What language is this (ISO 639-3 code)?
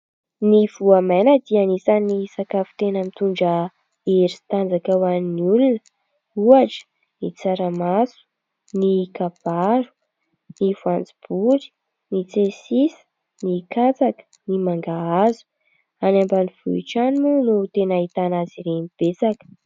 mlg